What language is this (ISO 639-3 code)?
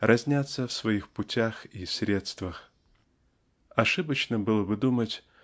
rus